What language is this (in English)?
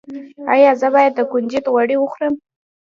Pashto